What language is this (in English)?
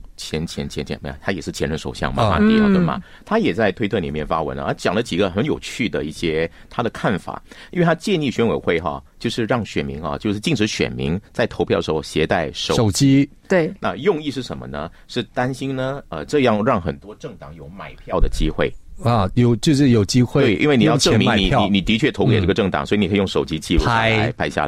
Chinese